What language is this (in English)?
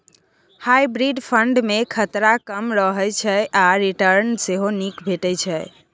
Maithili